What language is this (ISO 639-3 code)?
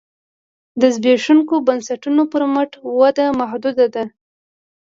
pus